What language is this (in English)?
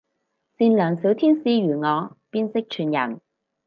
Cantonese